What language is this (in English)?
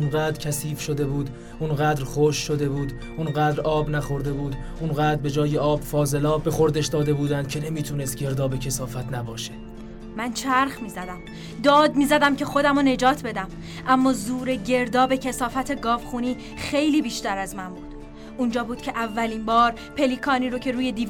Persian